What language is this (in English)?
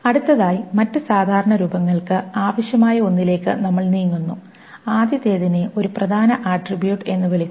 Malayalam